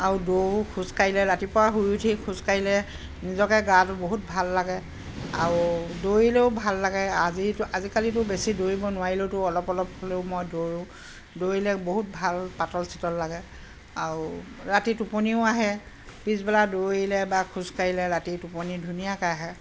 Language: Assamese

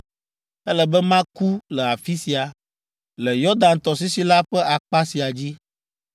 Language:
Ewe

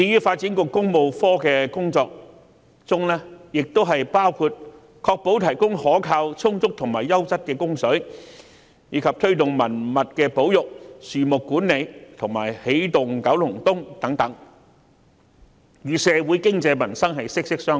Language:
Cantonese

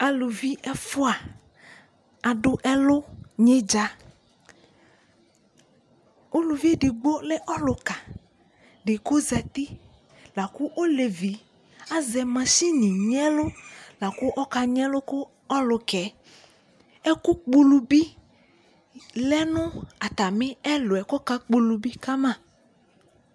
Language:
Ikposo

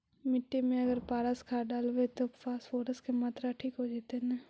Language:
Magahi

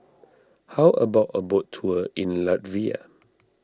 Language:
English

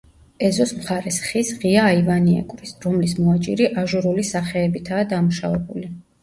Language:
Georgian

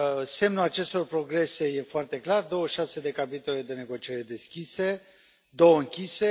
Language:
Romanian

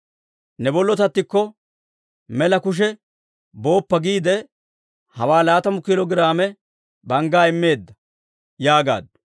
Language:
Dawro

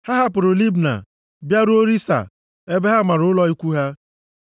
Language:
Igbo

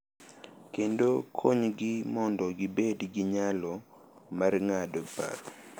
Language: Luo (Kenya and Tanzania)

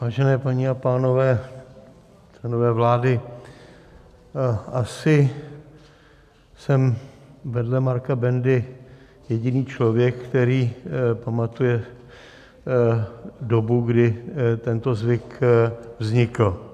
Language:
Czech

